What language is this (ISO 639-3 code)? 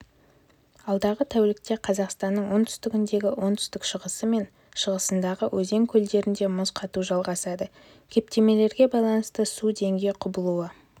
kaz